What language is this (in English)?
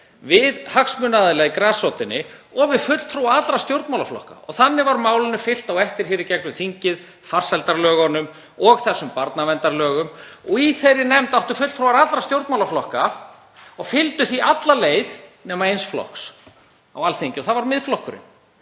Icelandic